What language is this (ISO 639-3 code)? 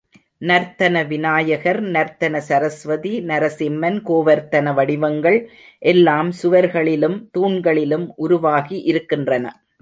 tam